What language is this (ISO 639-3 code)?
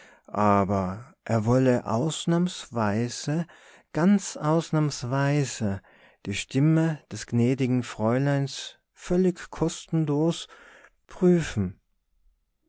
deu